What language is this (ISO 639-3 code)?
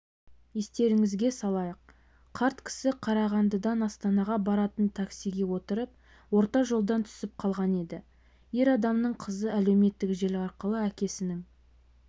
kaz